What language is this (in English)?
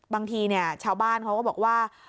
Thai